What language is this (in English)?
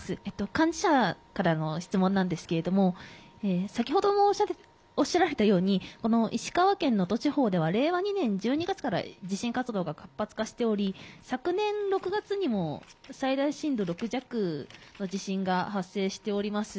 Japanese